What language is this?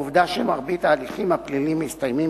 Hebrew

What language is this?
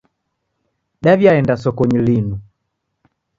Taita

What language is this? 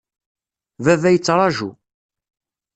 Kabyle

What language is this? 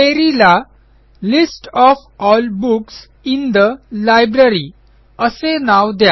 Marathi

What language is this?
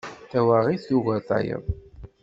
Kabyle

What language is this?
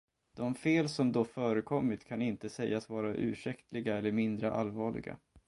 Swedish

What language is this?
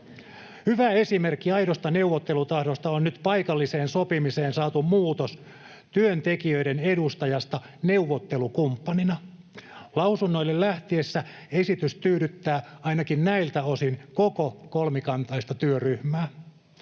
Finnish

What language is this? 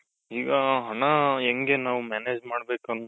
Kannada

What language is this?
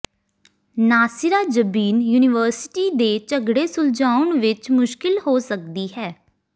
Punjabi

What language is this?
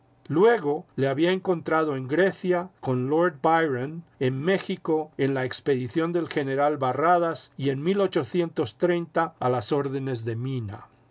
Spanish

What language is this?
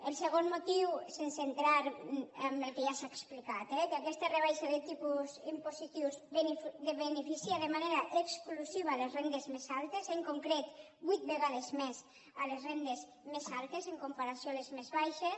Catalan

